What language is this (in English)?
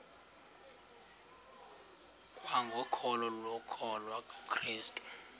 Xhosa